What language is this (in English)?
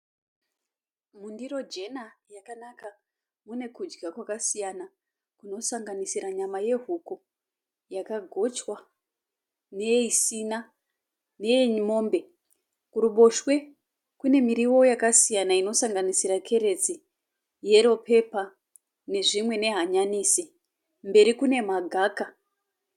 Shona